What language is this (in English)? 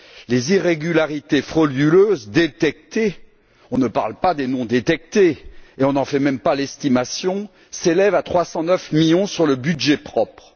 French